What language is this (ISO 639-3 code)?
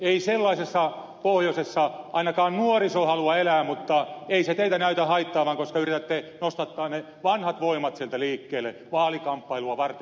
fin